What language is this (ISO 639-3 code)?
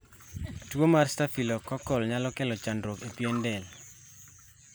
luo